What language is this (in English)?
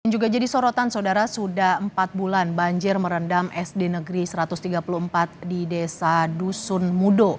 Indonesian